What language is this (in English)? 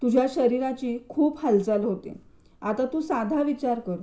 Marathi